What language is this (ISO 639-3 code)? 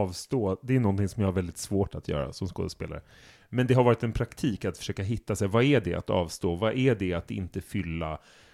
swe